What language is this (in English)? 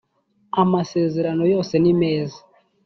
Kinyarwanda